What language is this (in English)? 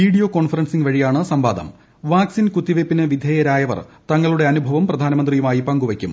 Malayalam